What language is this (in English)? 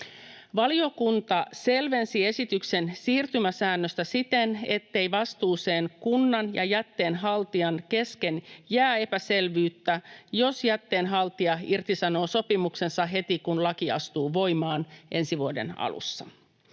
Finnish